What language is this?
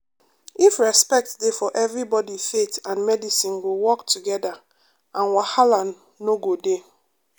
Nigerian Pidgin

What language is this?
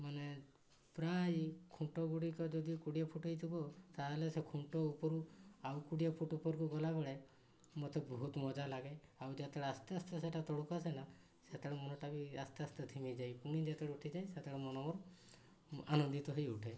Odia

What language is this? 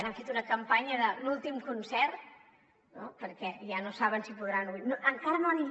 Catalan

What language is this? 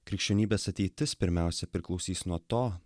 Lithuanian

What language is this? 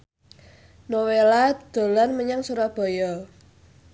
Javanese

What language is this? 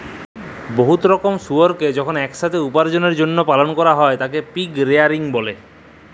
Bangla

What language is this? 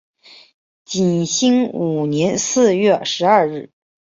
Chinese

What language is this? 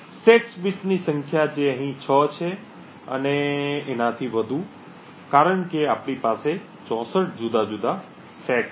Gujarati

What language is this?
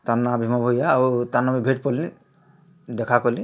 Odia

